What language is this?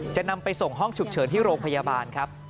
Thai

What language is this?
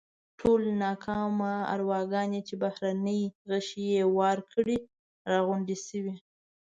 Pashto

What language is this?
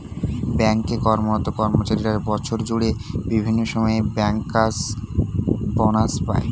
Bangla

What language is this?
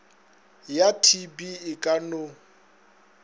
Northern Sotho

